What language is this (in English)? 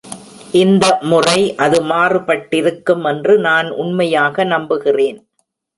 Tamil